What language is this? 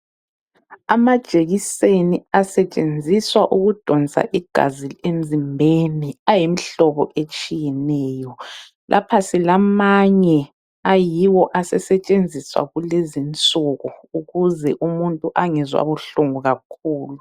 North Ndebele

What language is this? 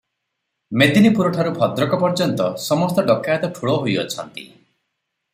Odia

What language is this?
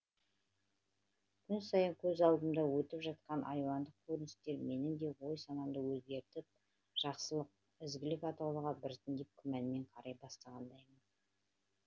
Kazakh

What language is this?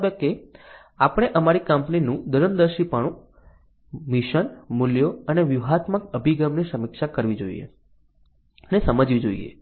Gujarati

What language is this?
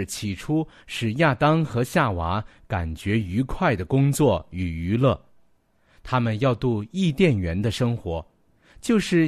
Chinese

